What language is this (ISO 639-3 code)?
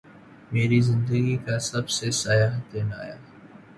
urd